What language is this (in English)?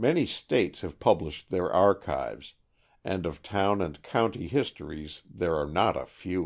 English